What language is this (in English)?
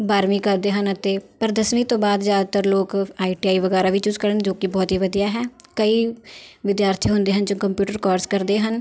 Punjabi